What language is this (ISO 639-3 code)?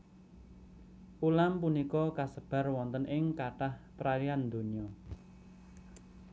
jav